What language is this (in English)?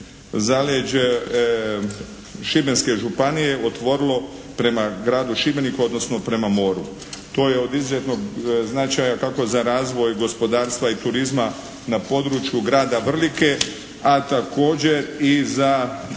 Croatian